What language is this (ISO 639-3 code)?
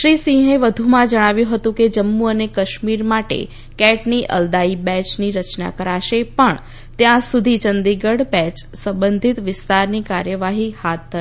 guj